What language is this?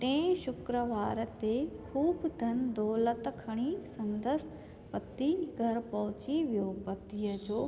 Sindhi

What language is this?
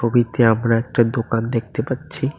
Bangla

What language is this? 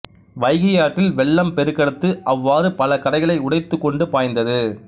Tamil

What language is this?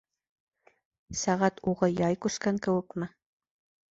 Bashkir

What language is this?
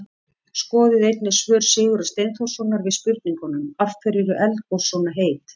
Icelandic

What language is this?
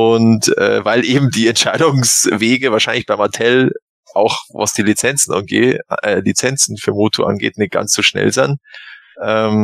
German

